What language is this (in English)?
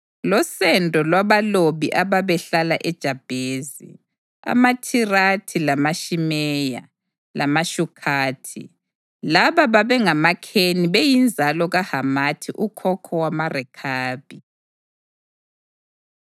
North Ndebele